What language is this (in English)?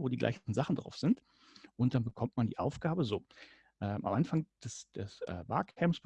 German